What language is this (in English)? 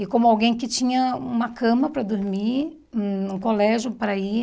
Portuguese